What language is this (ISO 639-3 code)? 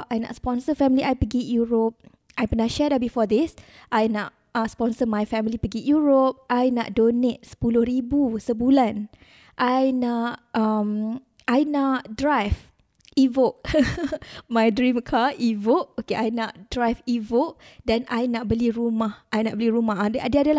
msa